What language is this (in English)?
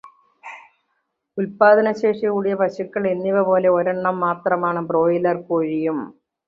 Malayalam